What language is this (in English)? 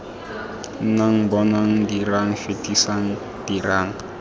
Tswana